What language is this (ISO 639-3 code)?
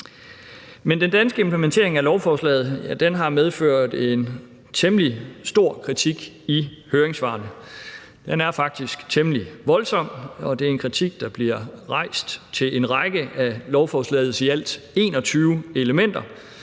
dan